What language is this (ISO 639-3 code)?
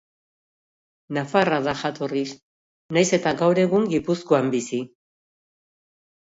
eus